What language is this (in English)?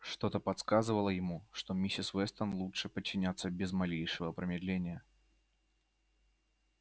Russian